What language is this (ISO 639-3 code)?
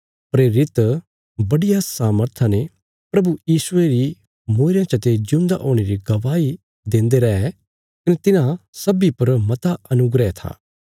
kfs